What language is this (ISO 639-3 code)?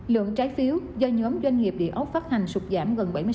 vie